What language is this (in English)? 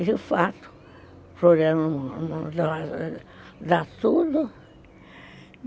Portuguese